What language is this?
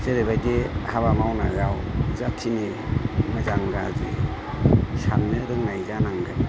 Bodo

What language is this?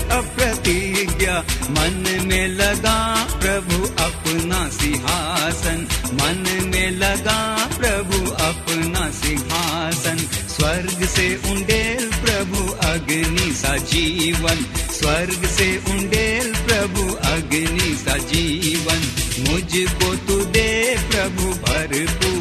Hindi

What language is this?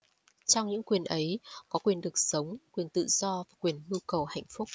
Vietnamese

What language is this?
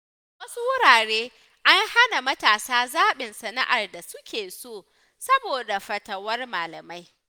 Hausa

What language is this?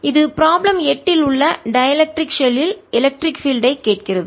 Tamil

